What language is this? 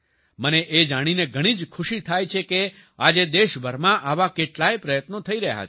Gujarati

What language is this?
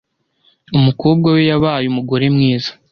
Kinyarwanda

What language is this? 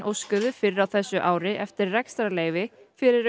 Icelandic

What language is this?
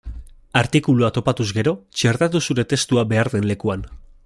Basque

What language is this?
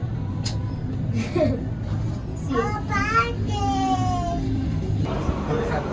Spanish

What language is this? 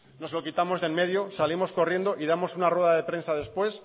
Spanish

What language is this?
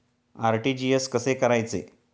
Marathi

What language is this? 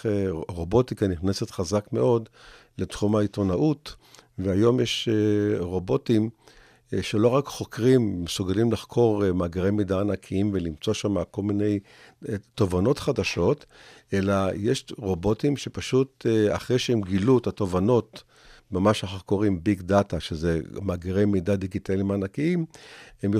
Hebrew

